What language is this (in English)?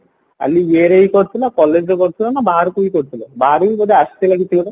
Odia